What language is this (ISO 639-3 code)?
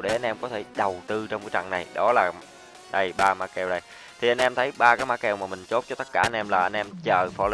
vie